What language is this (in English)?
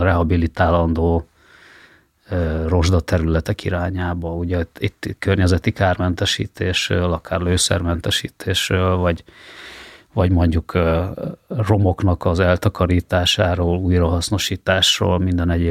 Hungarian